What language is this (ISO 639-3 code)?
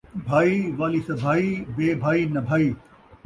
skr